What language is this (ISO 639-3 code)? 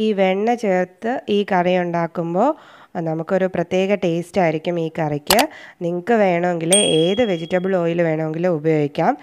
eng